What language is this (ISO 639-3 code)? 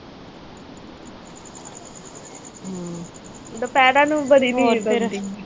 pan